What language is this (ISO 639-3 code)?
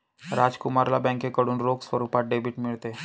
mar